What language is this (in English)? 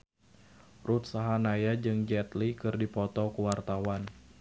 Sundanese